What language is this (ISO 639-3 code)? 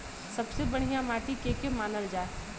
bho